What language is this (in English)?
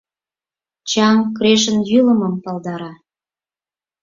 Mari